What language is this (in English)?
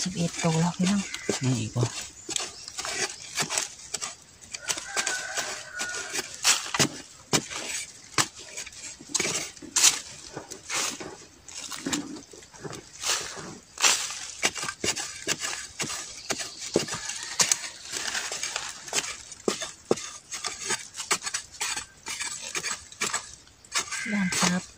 Thai